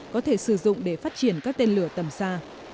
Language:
Vietnamese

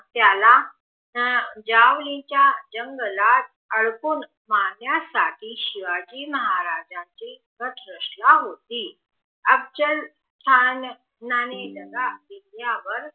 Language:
Marathi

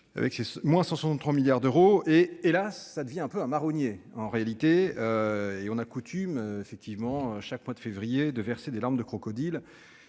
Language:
French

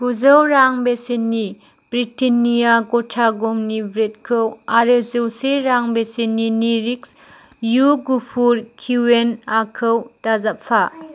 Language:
Bodo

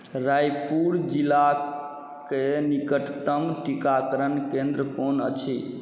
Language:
Maithili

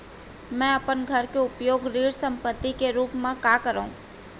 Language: Chhattisgarhi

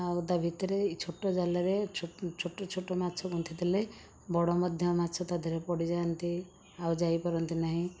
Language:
Odia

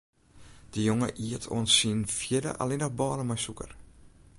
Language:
Western Frisian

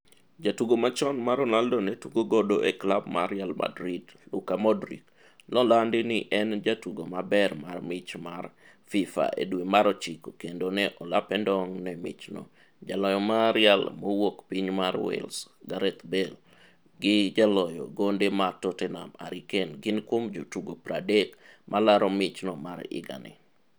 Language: Luo (Kenya and Tanzania)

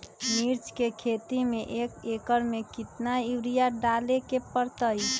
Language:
Magahi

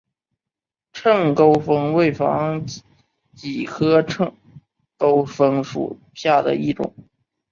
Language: Chinese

